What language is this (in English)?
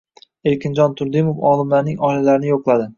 Uzbek